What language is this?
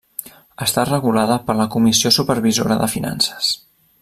Catalan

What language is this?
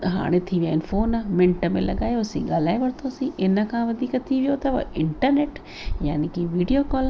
Sindhi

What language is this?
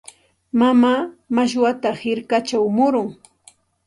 Santa Ana de Tusi Pasco Quechua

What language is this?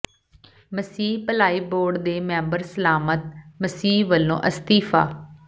Punjabi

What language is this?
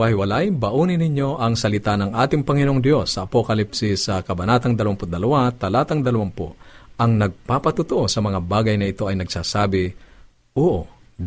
Filipino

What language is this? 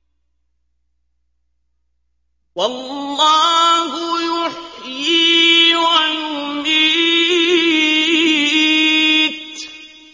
Arabic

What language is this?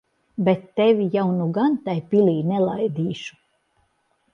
Latvian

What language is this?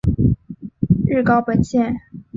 Chinese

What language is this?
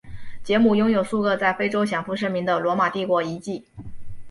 Chinese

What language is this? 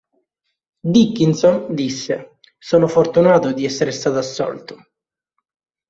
Italian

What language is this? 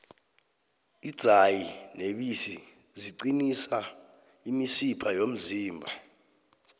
South Ndebele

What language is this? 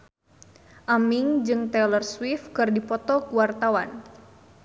Sundanese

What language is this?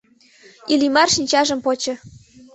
Mari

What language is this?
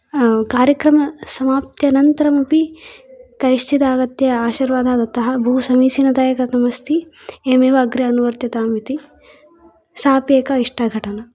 Sanskrit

